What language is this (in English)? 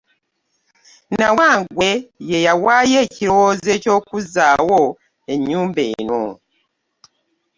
Ganda